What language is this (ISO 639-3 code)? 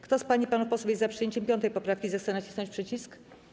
pol